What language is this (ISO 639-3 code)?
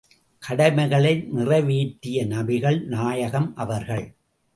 tam